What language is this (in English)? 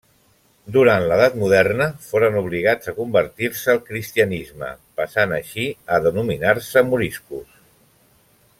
Catalan